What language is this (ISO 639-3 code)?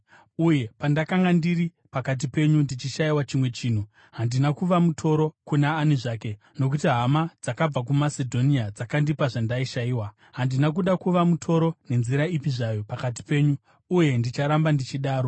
sna